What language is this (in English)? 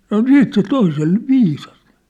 Finnish